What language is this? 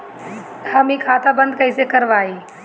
Bhojpuri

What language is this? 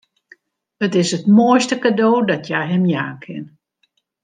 Western Frisian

